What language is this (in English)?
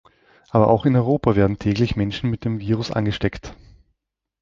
German